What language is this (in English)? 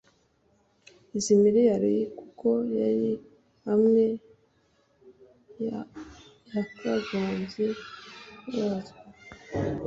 Kinyarwanda